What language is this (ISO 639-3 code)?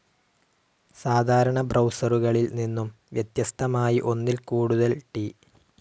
mal